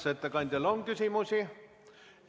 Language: Estonian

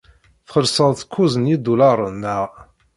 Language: Kabyle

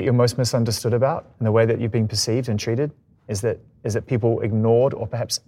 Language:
English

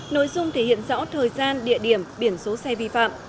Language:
Vietnamese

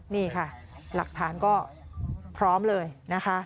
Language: Thai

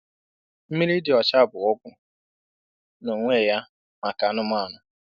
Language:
Igbo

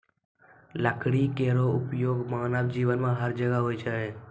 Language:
Maithili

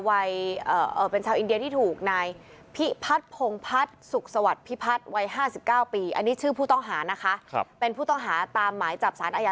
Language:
Thai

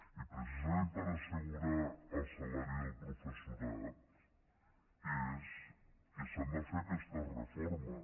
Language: Catalan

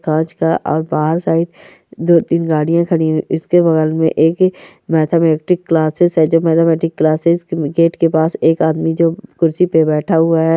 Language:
Marwari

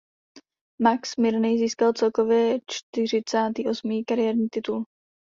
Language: Czech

